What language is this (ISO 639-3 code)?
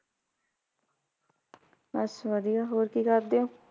pan